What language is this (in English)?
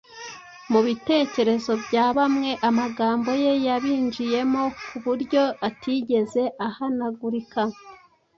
Kinyarwanda